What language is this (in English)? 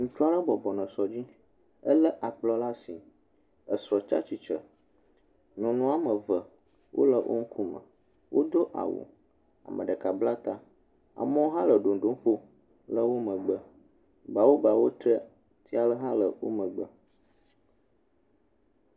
Ewe